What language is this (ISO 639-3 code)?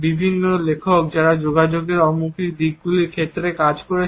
ben